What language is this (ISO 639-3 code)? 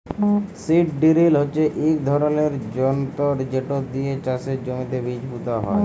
ben